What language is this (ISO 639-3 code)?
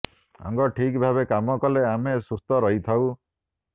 ori